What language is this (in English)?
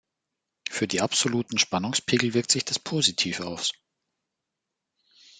German